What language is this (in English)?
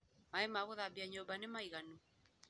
Kikuyu